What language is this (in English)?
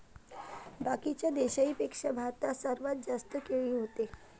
Marathi